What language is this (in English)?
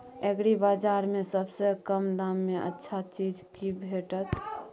Maithili